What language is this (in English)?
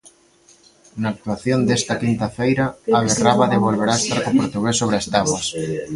Galician